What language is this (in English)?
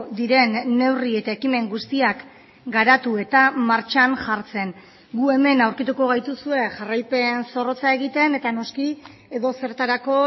Basque